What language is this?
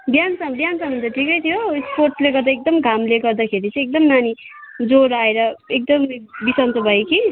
Nepali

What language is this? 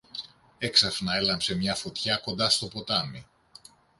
Greek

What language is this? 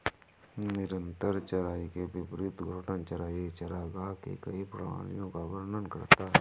Hindi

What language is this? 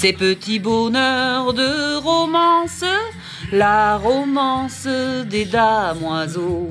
French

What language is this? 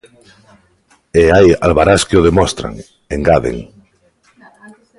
Galician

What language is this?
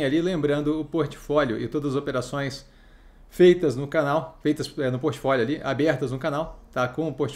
Portuguese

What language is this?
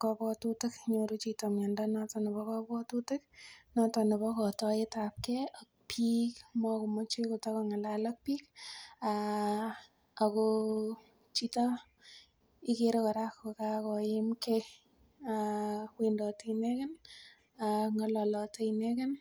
Kalenjin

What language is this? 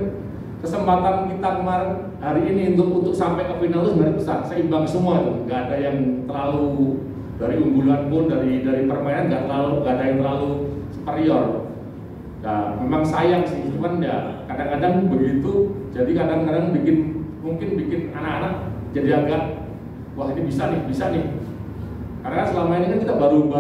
Indonesian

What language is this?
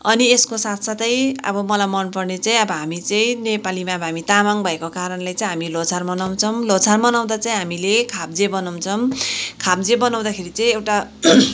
Nepali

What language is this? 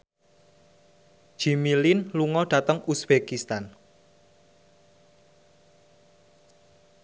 Javanese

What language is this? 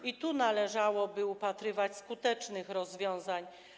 Polish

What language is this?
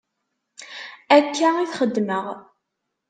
Kabyle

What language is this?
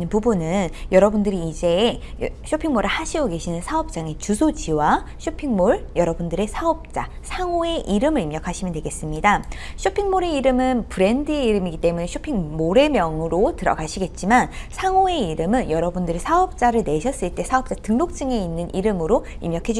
Korean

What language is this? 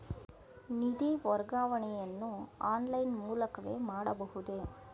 Kannada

